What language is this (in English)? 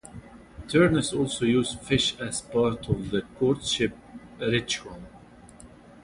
English